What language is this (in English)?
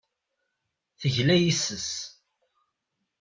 Kabyle